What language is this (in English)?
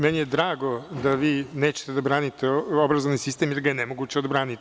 Serbian